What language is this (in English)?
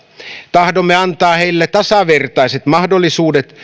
Finnish